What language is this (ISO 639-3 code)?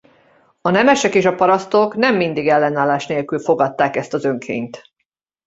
hun